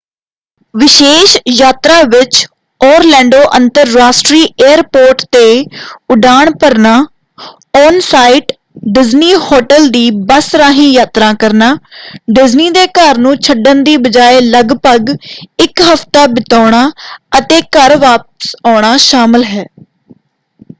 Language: Punjabi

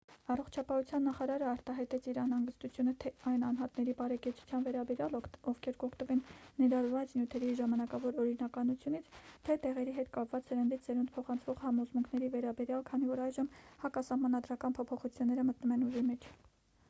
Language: Armenian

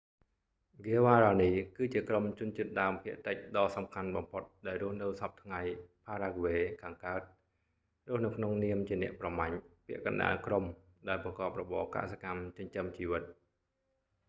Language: Khmer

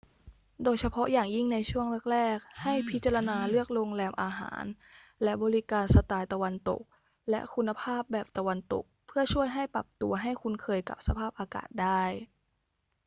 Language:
Thai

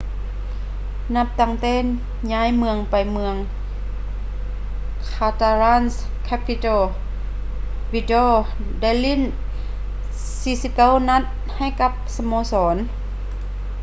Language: Lao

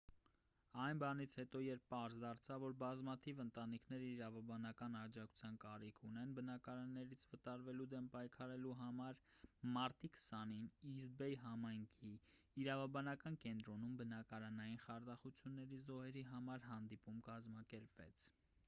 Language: Armenian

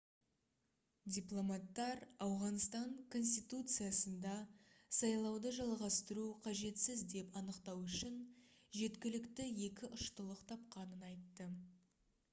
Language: Kazakh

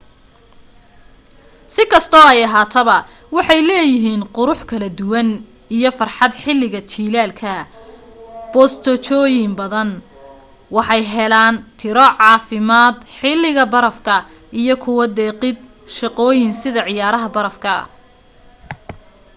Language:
Somali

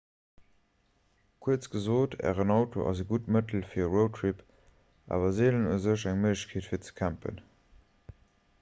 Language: Luxembourgish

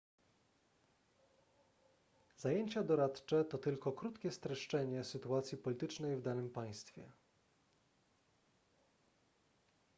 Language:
Polish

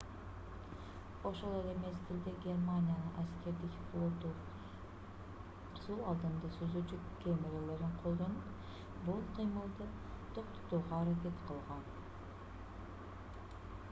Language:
Kyrgyz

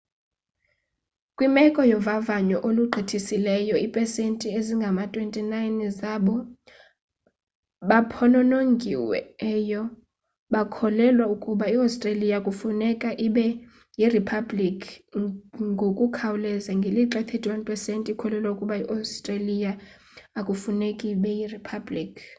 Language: Xhosa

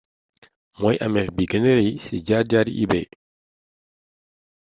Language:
Wolof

